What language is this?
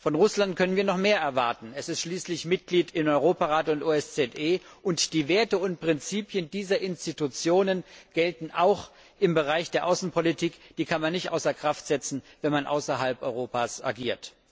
German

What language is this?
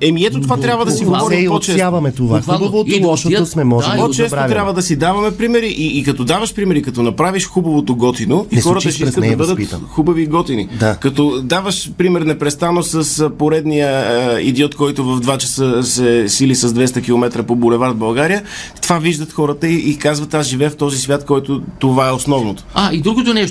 Bulgarian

